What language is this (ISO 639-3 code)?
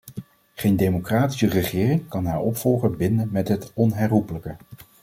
nld